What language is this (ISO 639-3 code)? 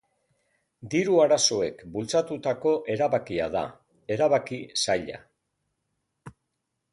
eus